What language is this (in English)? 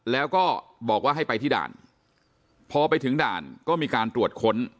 Thai